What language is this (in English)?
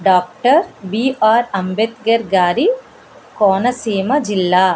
Telugu